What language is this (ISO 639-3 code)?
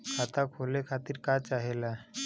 bho